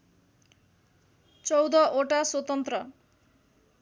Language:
Nepali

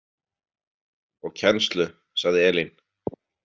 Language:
Icelandic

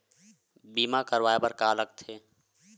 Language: Chhattisgarhi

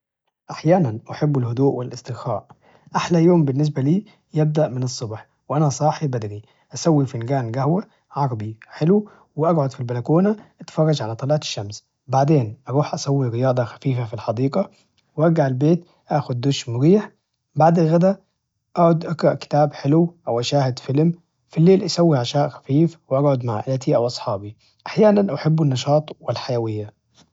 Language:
Najdi Arabic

